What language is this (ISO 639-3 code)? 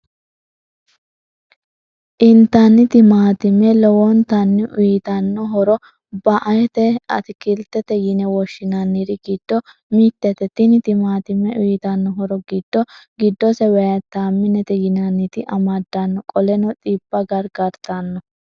sid